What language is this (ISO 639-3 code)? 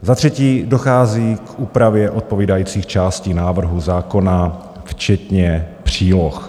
ces